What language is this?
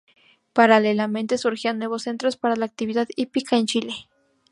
Spanish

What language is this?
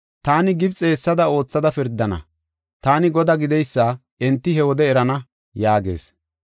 Gofa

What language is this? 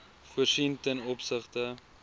Afrikaans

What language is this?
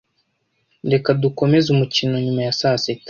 Kinyarwanda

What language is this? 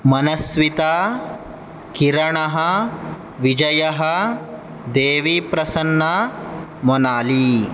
Sanskrit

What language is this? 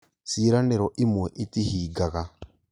Kikuyu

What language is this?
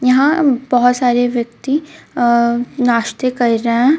Hindi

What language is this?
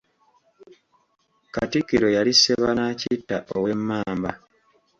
Ganda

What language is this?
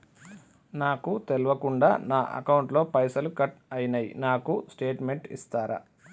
Telugu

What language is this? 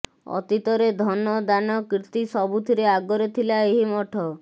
Odia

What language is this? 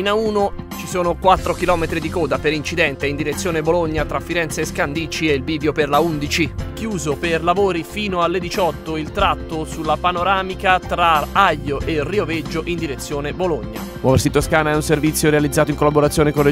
Italian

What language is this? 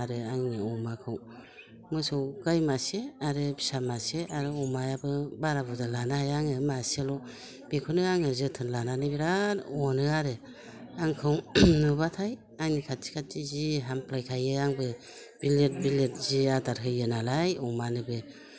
Bodo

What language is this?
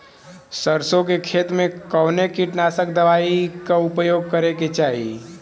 Bhojpuri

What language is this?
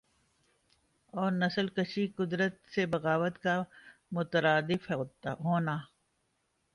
Urdu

